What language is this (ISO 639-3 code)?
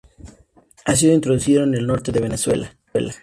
spa